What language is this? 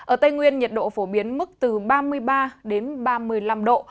Vietnamese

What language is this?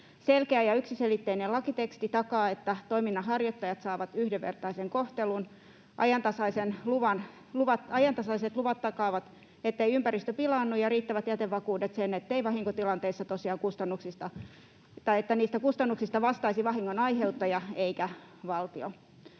Finnish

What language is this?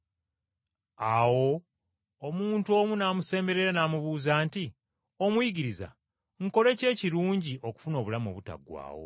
Ganda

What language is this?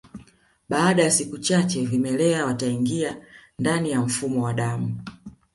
Swahili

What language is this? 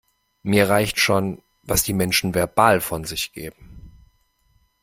German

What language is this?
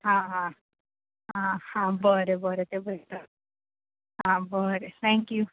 Konkani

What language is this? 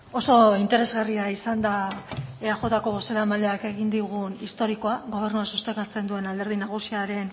Basque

